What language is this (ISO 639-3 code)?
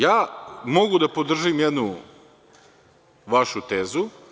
srp